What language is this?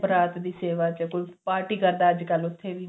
Punjabi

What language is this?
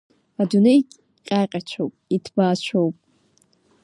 Abkhazian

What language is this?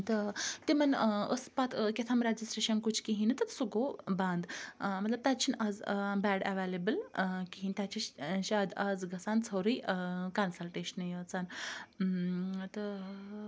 Kashmiri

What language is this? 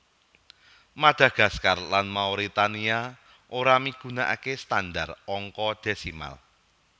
Javanese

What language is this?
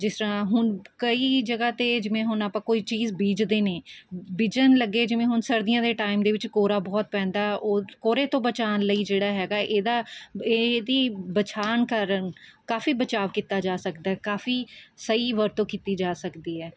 Punjabi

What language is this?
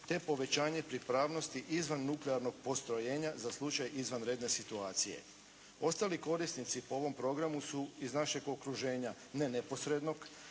Croatian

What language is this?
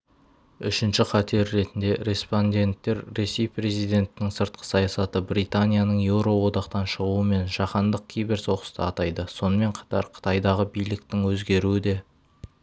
Kazakh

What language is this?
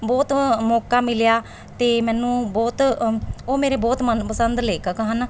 Punjabi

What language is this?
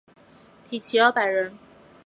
Chinese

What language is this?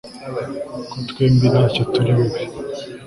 Kinyarwanda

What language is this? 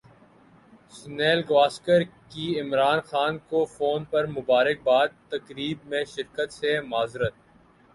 Urdu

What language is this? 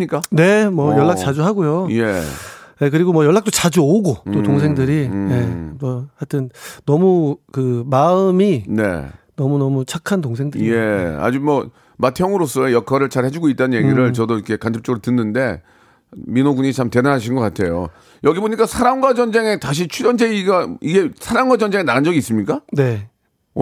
Korean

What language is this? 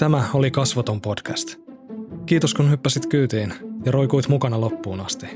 Finnish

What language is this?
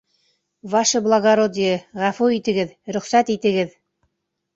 Bashkir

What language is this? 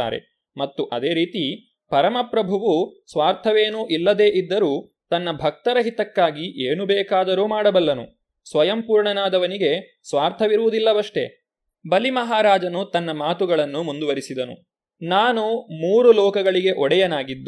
Kannada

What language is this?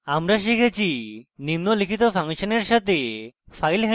Bangla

